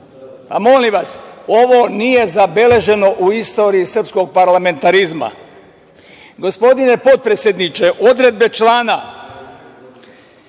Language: Serbian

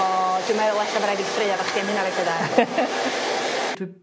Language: Welsh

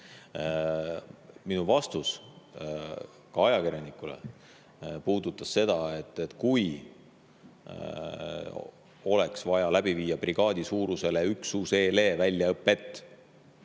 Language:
Estonian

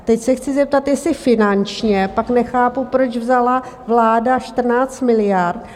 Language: Czech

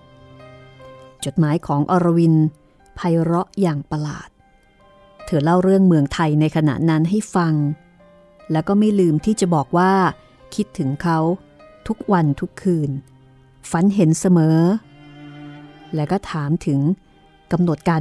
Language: Thai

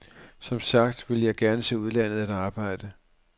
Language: Danish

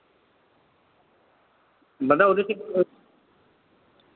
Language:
Dogri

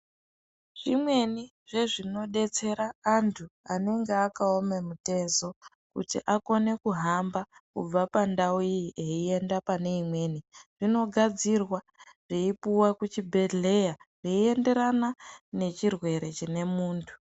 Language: Ndau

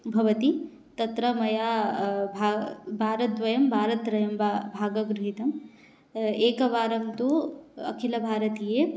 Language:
Sanskrit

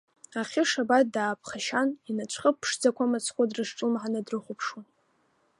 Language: Abkhazian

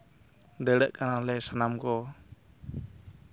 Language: Santali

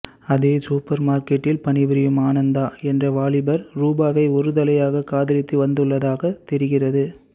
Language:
Tamil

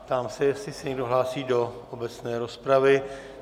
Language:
Czech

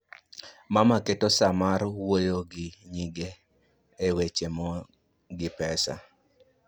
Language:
Luo (Kenya and Tanzania)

